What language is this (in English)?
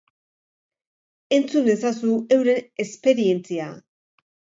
Basque